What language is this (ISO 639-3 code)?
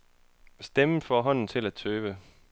dan